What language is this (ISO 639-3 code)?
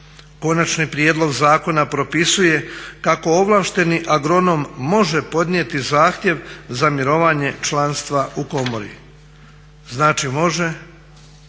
hrv